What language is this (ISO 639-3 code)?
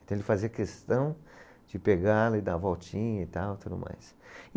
por